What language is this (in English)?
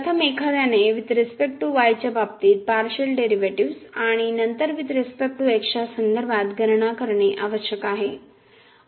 Marathi